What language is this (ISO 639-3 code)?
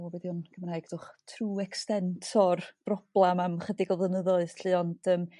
cym